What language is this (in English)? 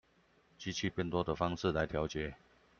Chinese